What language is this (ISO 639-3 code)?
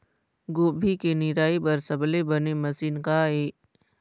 hne